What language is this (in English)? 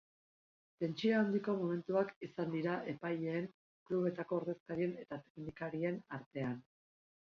Basque